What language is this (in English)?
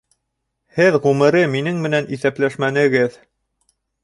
Bashkir